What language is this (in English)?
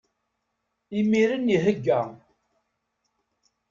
Kabyle